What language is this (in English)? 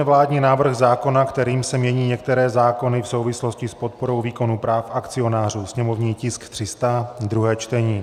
Czech